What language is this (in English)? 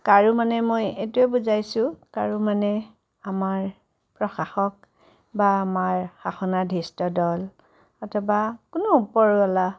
Assamese